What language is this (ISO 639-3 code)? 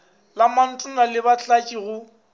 nso